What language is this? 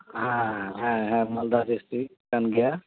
Santali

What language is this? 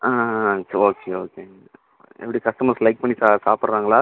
Tamil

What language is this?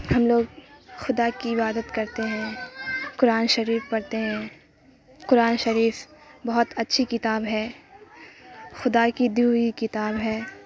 Urdu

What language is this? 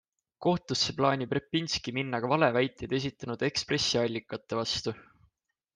Estonian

